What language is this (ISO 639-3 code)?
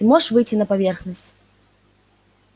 rus